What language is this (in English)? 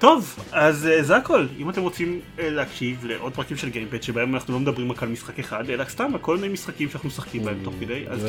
Hebrew